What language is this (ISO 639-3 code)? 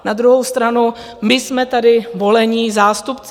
ces